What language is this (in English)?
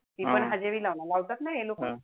Marathi